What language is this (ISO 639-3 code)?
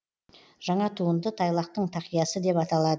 kaz